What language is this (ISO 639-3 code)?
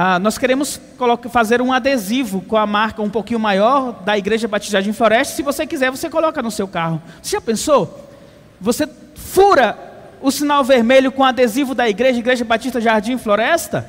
por